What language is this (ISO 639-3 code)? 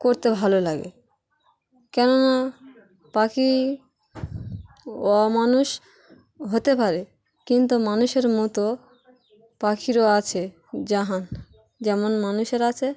ben